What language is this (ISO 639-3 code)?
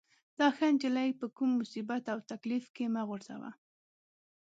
pus